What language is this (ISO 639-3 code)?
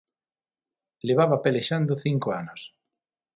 glg